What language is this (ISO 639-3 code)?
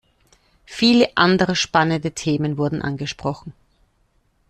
deu